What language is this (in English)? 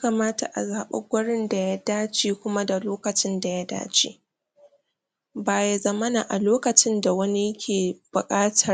Hausa